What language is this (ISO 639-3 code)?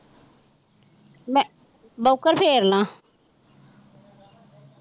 pan